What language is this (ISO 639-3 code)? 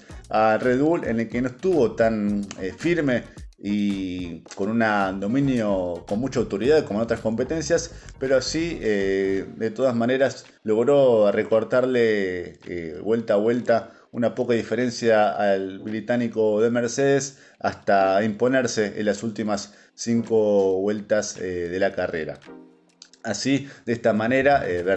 spa